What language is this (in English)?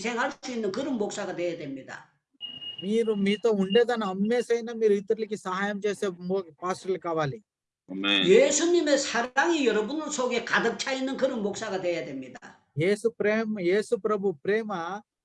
Korean